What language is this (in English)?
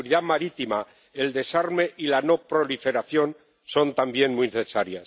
Spanish